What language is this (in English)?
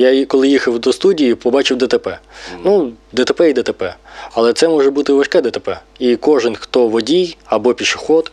Ukrainian